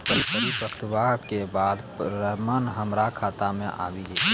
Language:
Maithili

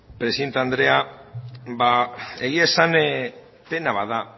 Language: Basque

